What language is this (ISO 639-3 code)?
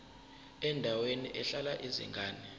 zul